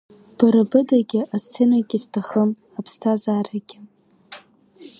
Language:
Abkhazian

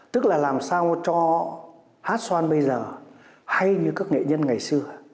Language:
Vietnamese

